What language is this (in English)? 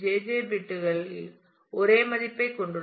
Tamil